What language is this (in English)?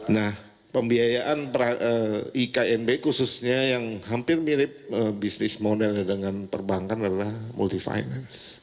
Indonesian